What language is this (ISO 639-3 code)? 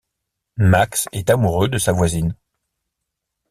fra